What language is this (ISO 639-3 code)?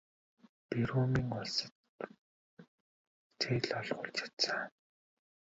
mon